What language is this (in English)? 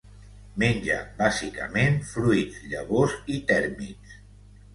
Catalan